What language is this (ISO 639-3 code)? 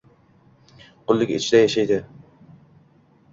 uzb